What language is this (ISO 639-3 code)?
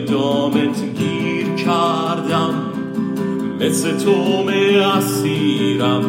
fas